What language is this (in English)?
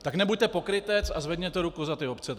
Czech